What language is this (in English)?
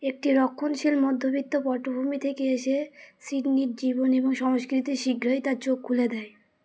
Bangla